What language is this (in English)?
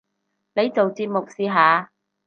Cantonese